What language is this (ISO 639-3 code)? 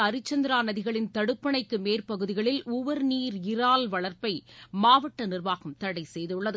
tam